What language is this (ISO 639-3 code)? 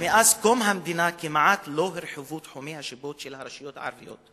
heb